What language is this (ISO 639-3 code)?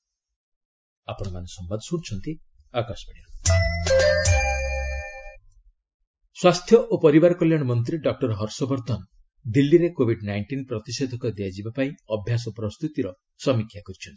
ori